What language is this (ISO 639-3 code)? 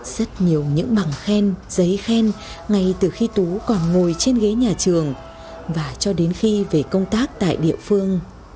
vie